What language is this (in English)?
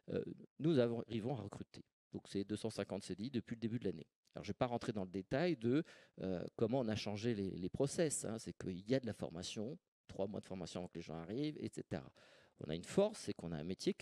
French